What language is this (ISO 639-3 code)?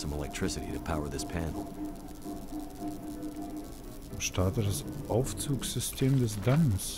deu